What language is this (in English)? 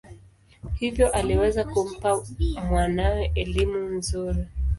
Swahili